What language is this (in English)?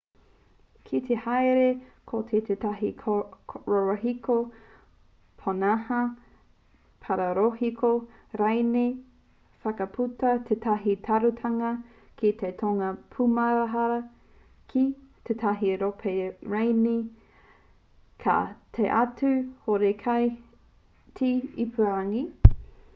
Māori